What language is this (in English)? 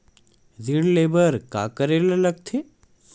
Chhattisgarhi